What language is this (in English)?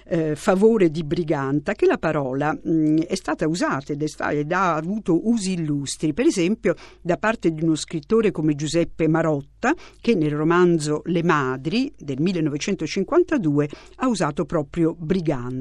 Italian